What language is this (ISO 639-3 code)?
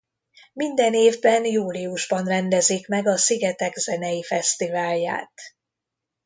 hun